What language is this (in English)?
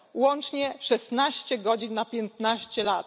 Polish